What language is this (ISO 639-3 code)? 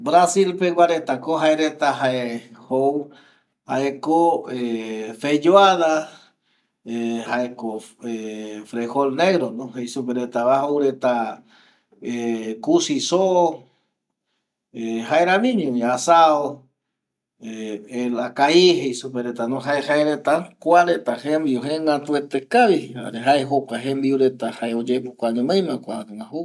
gui